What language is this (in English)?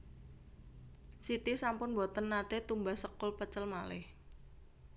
Javanese